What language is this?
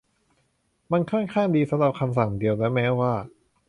Thai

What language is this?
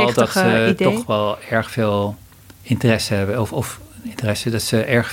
Dutch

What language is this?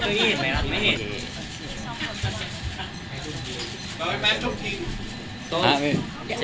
Thai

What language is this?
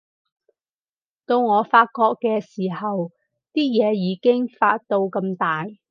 Cantonese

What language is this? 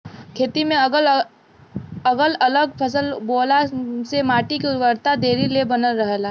Bhojpuri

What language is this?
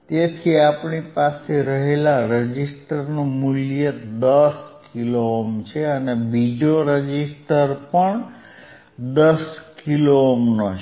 Gujarati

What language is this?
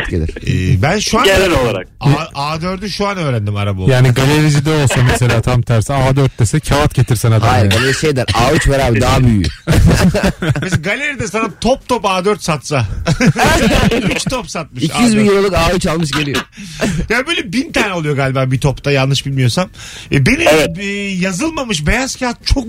Turkish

